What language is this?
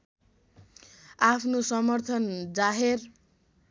Nepali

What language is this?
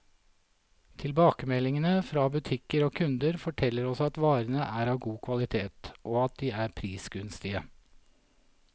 Norwegian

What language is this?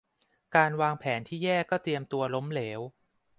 Thai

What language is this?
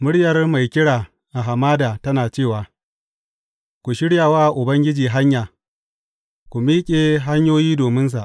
Hausa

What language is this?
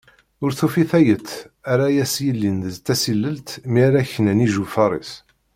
Kabyle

